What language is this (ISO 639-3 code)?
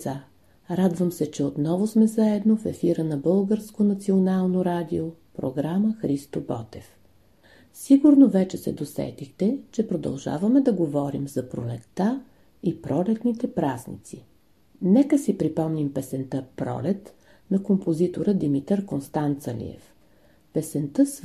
bul